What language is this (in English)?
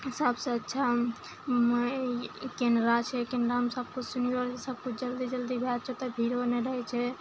Maithili